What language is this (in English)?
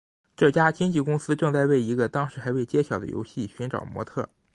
Chinese